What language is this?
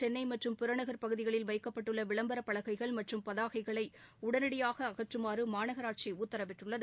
Tamil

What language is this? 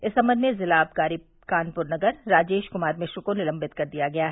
Hindi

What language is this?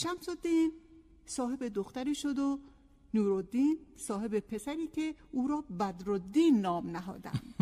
Persian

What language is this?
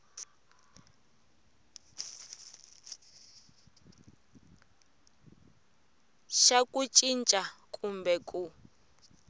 Tsonga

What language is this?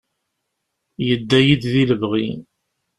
Kabyle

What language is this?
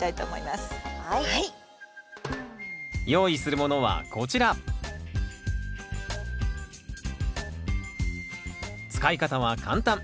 Japanese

